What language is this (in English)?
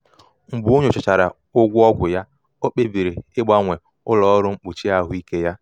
Igbo